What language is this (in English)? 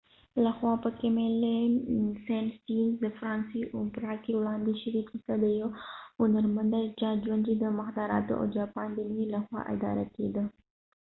Pashto